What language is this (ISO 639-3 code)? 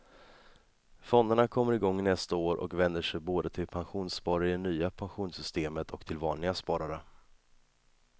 swe